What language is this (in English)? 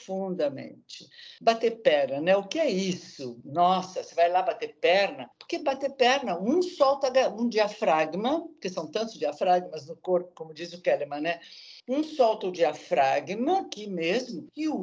Portuguese